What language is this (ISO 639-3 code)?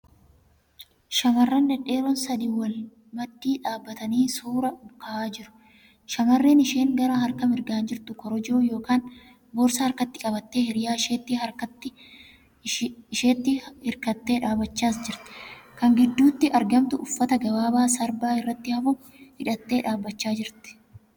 orm